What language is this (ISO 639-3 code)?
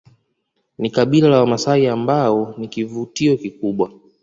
swa